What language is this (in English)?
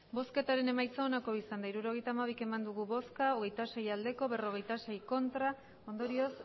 Basque